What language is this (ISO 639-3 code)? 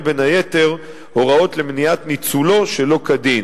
heb